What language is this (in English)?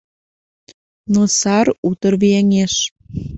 Mari